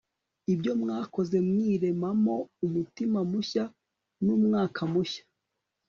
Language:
Kinyarwanda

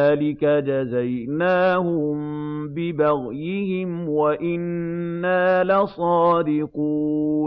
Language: Arabic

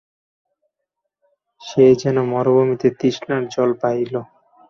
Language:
Bangla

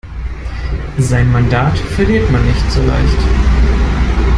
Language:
German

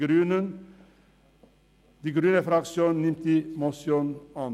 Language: Swiss German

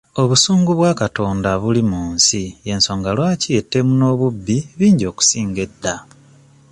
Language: Ganda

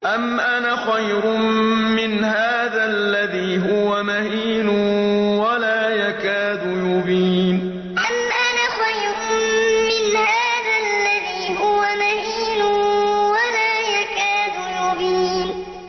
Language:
Arabic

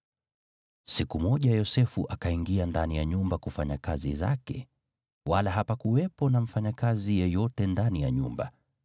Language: Swahili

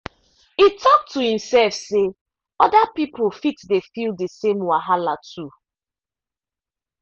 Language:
Nigerian Pidgin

